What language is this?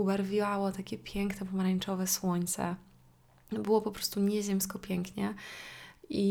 Polish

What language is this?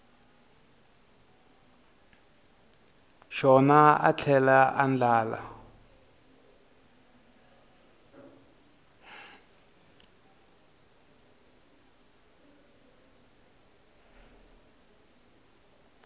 Tsonga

